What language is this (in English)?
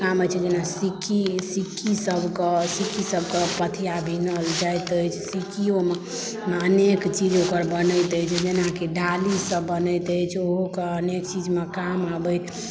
Maithili